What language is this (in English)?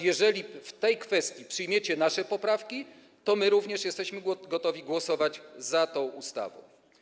Polish